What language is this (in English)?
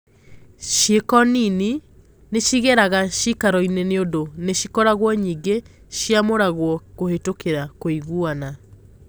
Kikuyu